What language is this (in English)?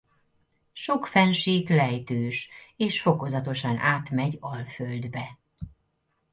Hungarian